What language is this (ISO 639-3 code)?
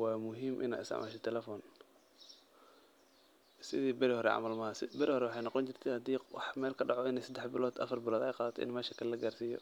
som